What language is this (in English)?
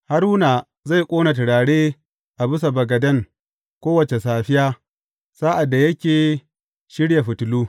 Hausa